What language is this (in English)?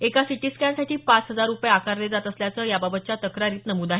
Marathi